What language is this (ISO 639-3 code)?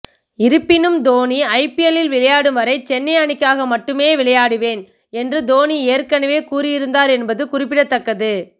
tam